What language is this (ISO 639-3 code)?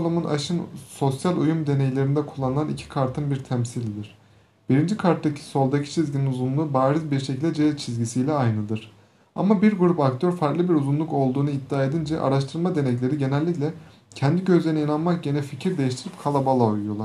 tur